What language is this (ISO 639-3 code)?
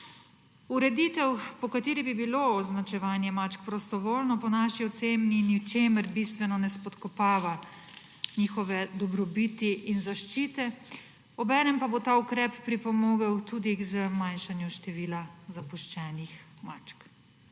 slv